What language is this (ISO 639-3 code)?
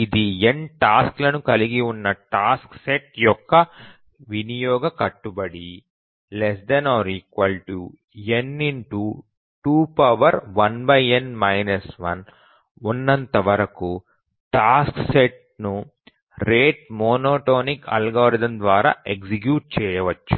tel